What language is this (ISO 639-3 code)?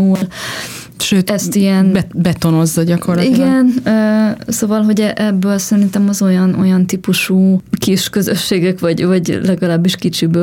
hun